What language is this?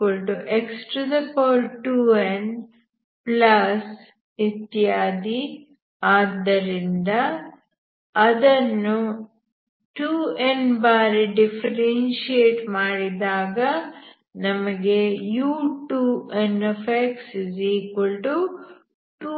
Kannada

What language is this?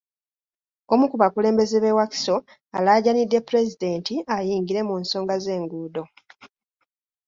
Ganda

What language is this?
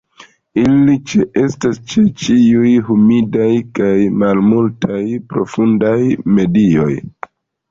Esperanto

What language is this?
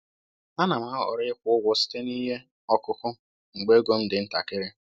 Igbo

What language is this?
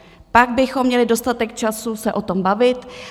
Czech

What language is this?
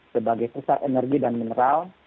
Indonesian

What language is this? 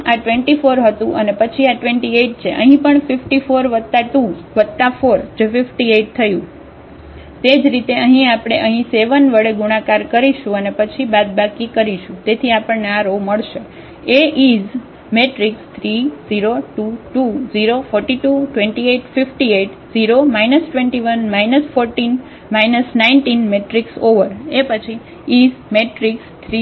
Gujarati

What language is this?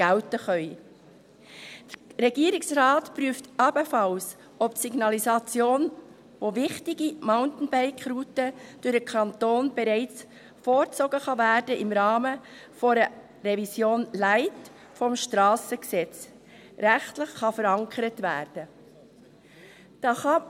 Swiss German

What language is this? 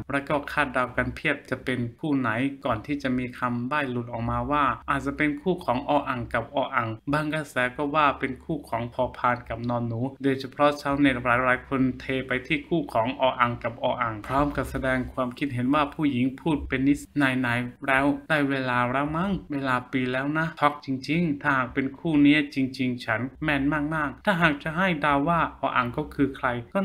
Thai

